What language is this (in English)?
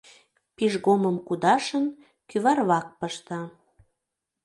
Mari